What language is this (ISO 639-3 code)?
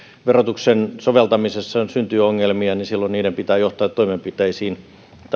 fin